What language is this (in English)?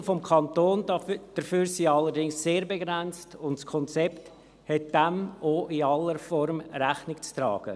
Swiss German